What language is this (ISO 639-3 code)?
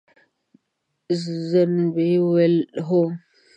pus